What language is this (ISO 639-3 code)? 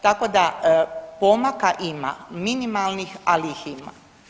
hrv